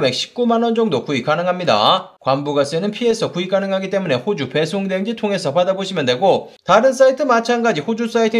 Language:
Korean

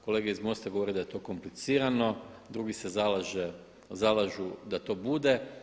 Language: Croatian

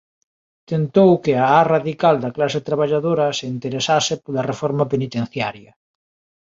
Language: Galician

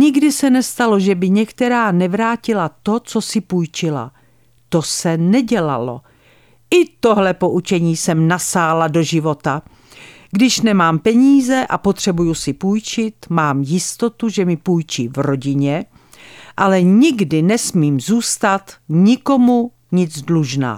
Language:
Czech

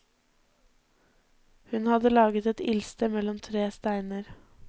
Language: Norwegian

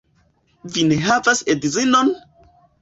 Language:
Esperanto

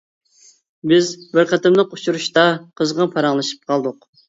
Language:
Uyghur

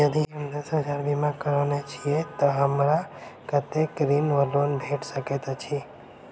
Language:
Maithili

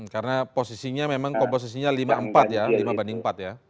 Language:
Indonesian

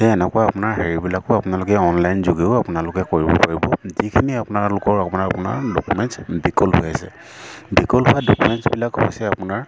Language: Assamese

